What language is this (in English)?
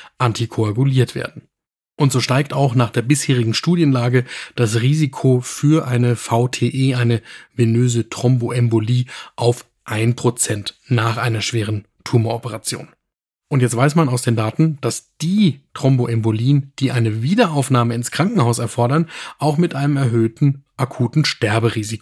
German